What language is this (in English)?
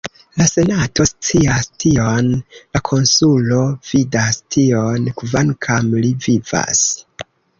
Esperanto